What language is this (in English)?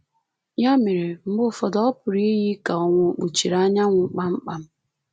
Igbo